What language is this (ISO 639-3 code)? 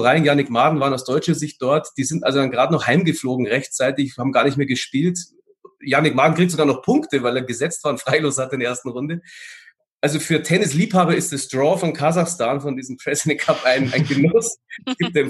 deu